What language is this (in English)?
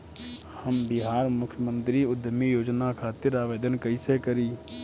Bhojpuri